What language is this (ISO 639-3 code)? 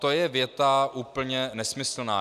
ces